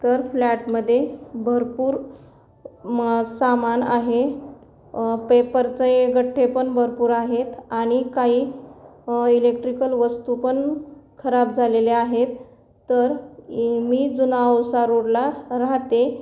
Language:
Marathi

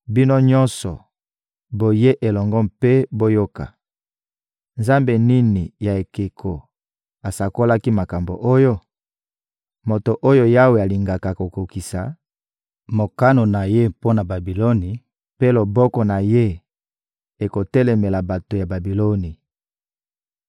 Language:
Lingala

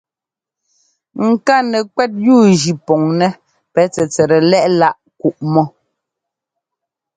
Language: Ngomba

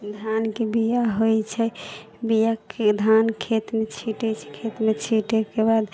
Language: Maithili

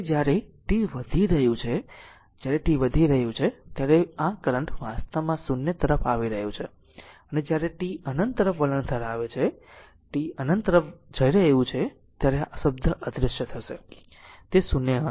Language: Gujarati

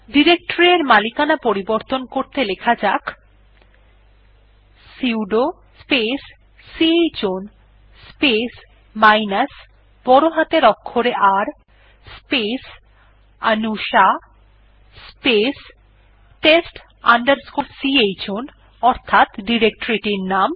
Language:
Bangla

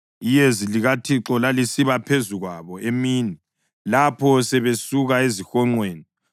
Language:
North Ndebele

